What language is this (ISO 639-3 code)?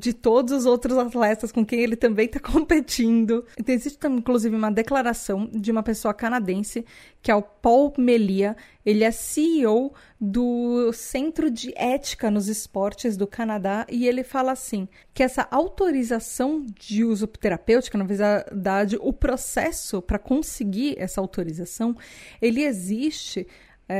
por